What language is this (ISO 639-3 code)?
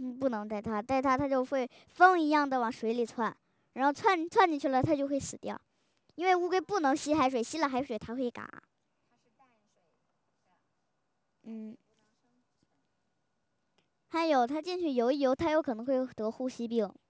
zho